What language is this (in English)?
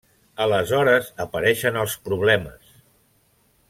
Catalan